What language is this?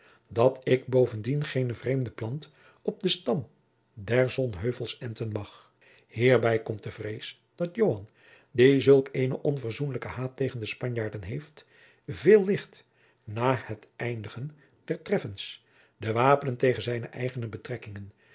Dutch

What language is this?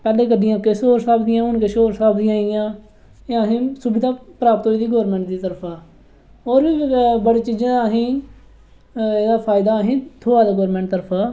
Dogri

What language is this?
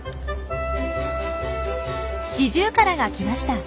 Japanese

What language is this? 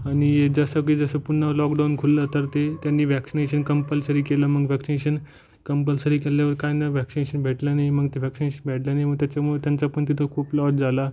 Marathi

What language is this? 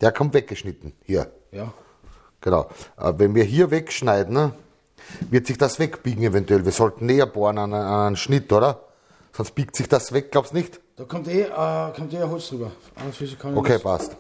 German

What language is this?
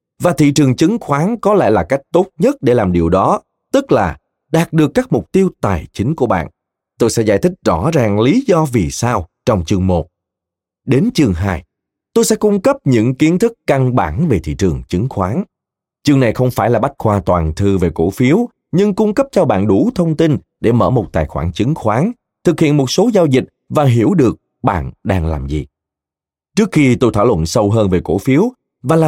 Vietnamese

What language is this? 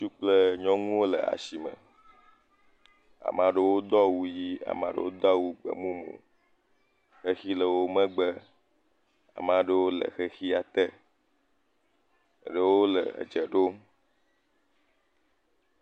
Ewe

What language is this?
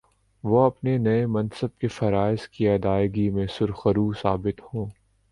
Urdu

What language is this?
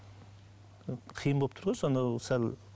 Kazakh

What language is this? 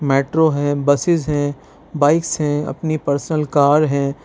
Urdu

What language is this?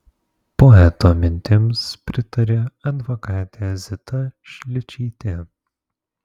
Lithuanian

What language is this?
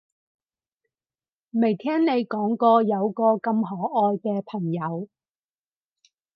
Cantonese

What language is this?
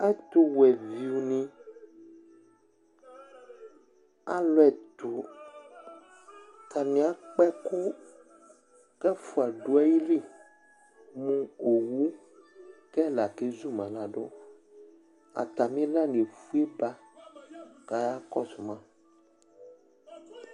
Ikposo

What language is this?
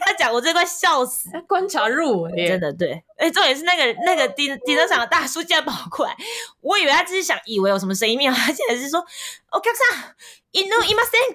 Chinese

